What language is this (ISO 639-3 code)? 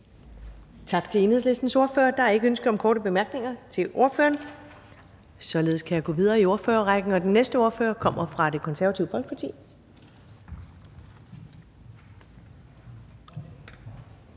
dan